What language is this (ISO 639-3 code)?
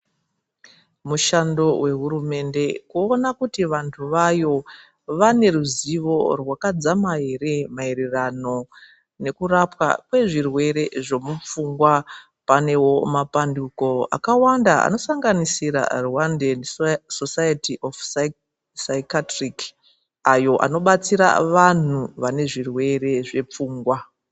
ndc